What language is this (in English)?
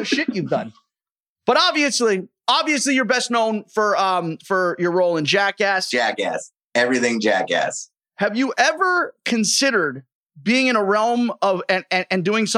English